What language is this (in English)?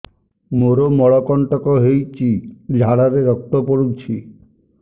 Odia